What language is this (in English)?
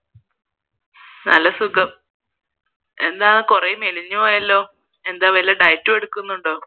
Malayalam